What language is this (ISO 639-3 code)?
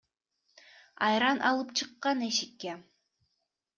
kir